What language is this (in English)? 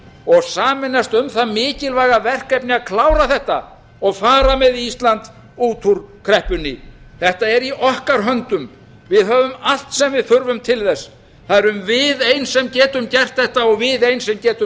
Icelandic